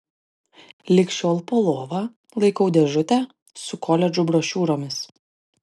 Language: Lithuanian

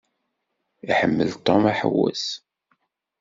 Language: Kabyle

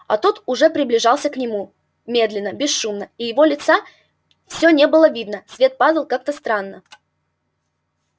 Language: Russian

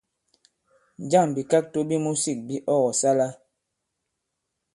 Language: Bankon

